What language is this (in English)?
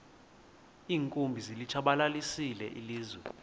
Xhosa